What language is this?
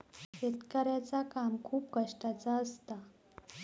Marathi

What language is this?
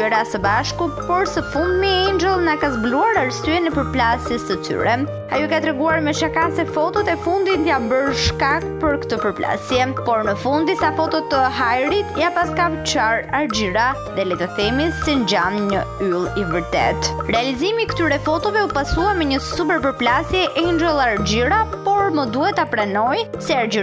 Romanian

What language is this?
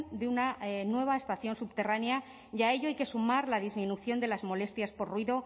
Spanish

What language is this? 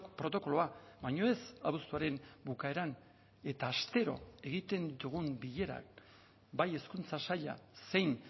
Basque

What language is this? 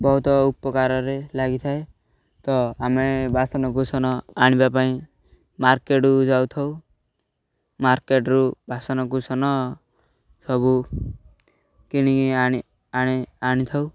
Odia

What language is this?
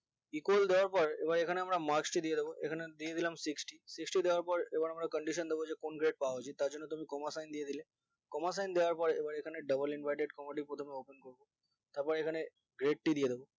Bangla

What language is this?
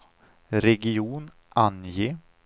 Swedish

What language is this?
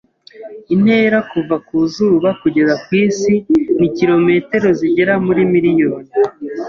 Kinyarwanda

